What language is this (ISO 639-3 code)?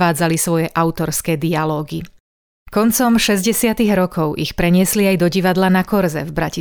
slk